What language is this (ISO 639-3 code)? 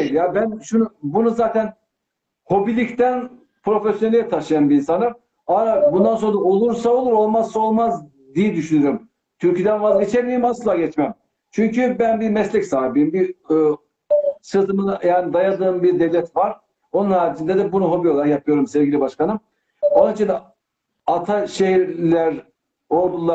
tur